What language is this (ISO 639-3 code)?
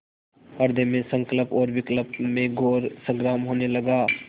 hin